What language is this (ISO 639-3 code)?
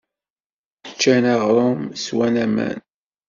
kab